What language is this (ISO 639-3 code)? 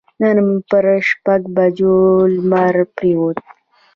pus